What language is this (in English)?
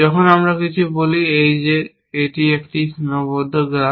Bangla